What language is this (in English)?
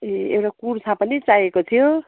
Nepali